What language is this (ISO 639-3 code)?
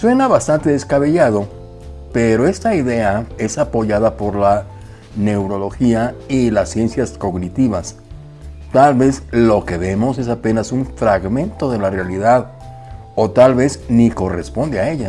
spa